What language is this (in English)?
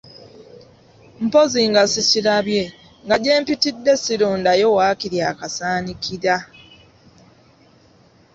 Ganda